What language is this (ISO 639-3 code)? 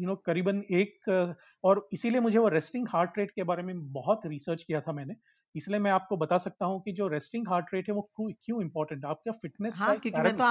hin